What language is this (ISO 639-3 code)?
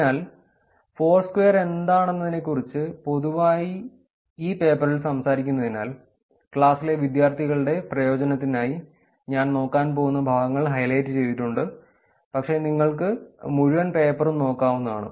mal